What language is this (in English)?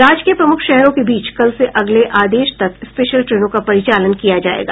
Hindi